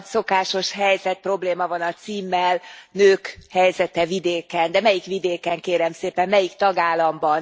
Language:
Hungarian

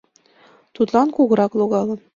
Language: Mari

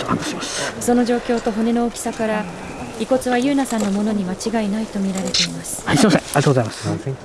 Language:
Japanese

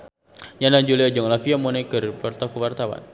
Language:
Sundanese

